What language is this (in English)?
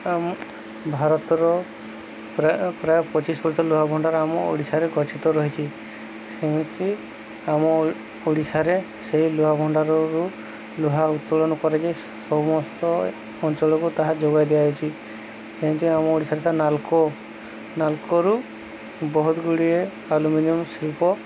Odia